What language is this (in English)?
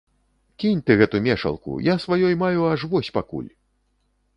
Belarusian